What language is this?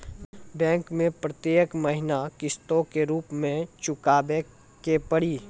Maithili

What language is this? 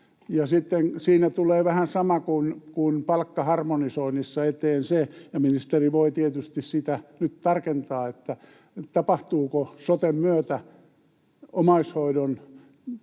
Finnish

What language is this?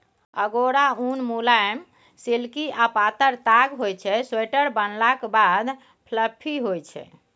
Maithili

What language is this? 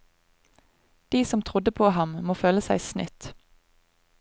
Norwegian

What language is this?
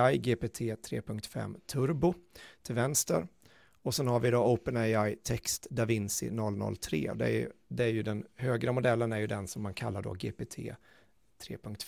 Swedish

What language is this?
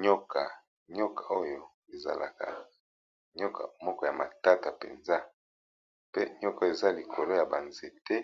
Lingala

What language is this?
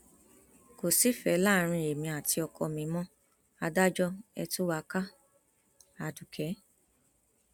Yoruba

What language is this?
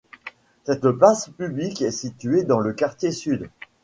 French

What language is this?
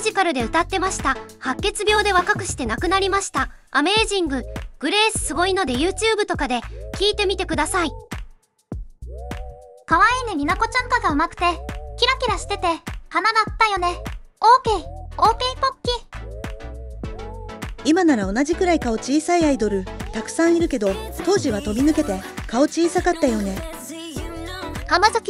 Japanese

